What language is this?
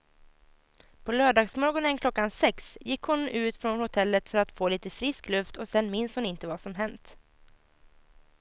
Swedish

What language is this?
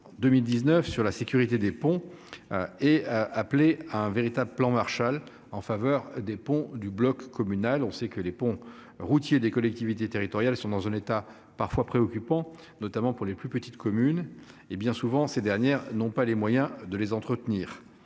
French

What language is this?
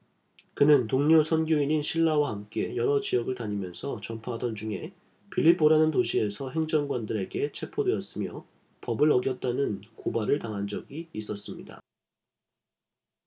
Korean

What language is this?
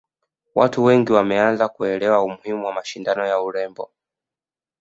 Swahili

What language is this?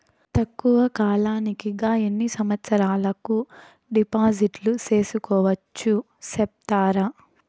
Telugu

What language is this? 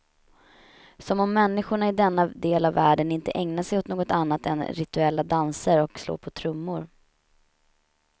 Swedish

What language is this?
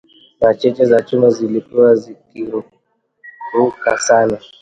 Swahili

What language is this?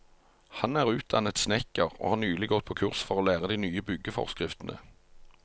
Norwegian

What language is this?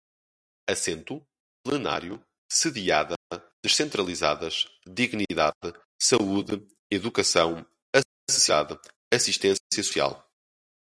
Portuguese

